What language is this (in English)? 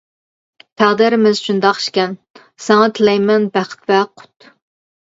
Uyghur